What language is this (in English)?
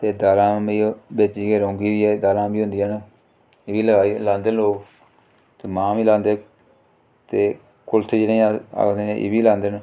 Dogri